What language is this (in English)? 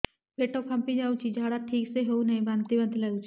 Odia